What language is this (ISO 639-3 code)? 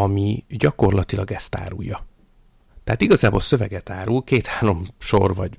hun